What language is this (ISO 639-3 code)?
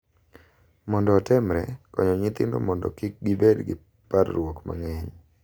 luo